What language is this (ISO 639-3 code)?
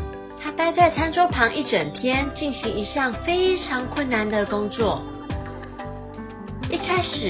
zho